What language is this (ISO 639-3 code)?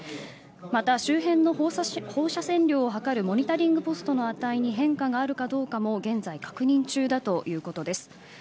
jpn